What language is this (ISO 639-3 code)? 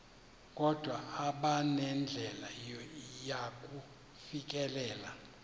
xho